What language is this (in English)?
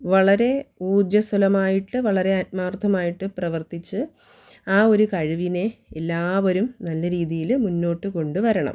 Malayalam